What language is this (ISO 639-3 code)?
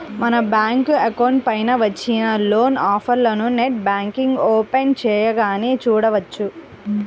tel